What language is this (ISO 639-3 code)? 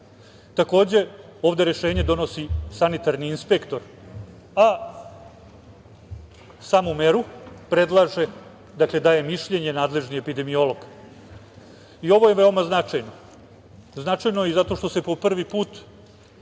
srp